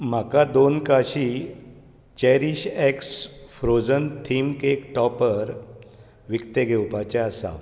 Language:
Konkani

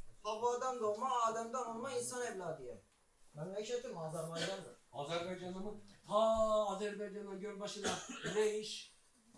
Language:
Turkish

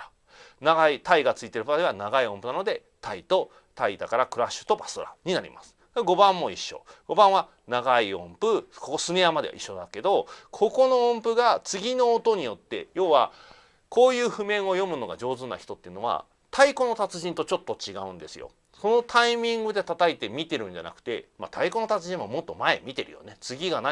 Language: Japanese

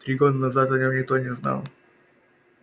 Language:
Russian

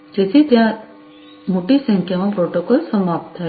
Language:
Gujarati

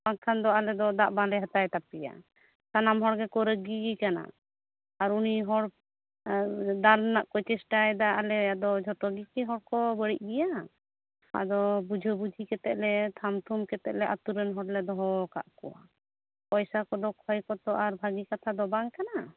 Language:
Santali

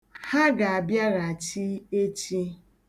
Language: Igbo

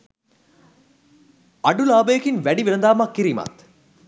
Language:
Sinhala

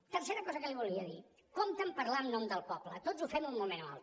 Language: Catalan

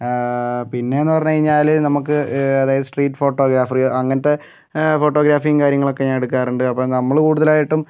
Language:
Malayalam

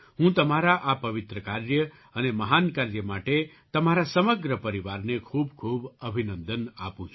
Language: Gujarati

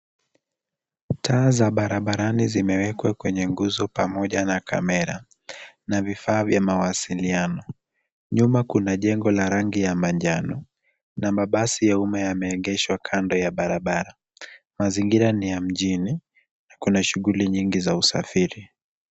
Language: Swahili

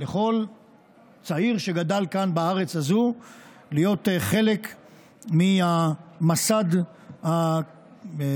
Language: Hebrew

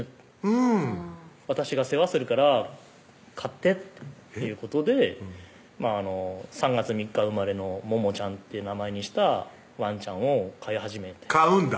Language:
Japanese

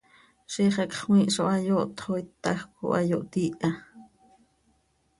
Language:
Seri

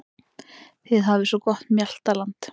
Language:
Icelandic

